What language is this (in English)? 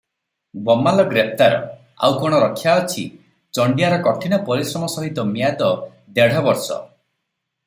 Odia